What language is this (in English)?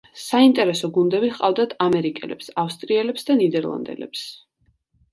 Georgian